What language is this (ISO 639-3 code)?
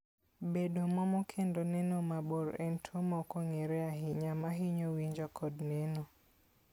luo